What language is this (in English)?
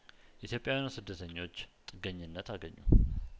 Amharic